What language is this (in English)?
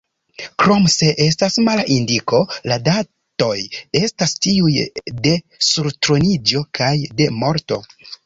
Esperanto